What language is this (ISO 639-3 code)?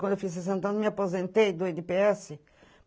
por